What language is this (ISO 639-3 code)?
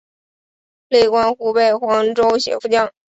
zho